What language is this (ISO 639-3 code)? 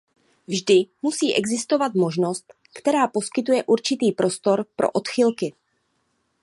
ces